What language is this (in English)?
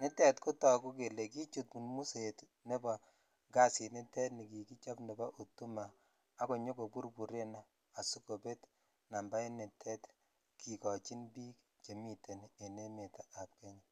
Kalenjin